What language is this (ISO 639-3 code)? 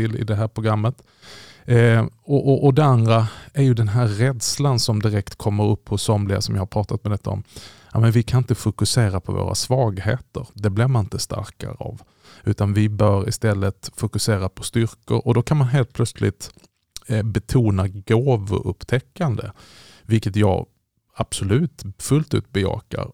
swe